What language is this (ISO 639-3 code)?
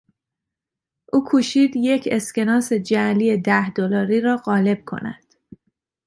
fas